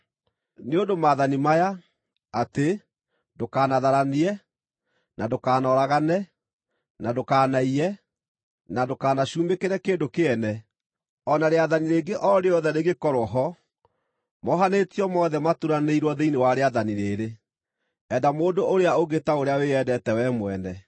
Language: Kikuyu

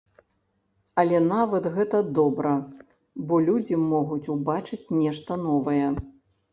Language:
Belarusian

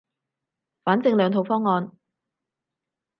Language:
Cantonese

